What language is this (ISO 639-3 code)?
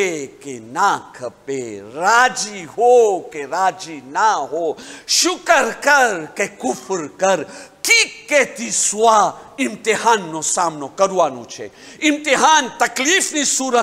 ara